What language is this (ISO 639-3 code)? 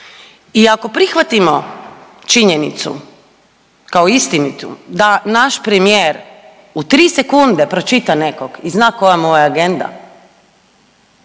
hrv